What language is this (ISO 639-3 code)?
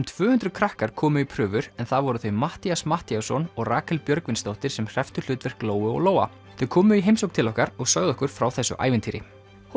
isl